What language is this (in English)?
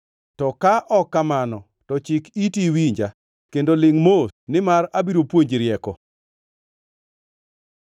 Luo (Kenya and Tanzania)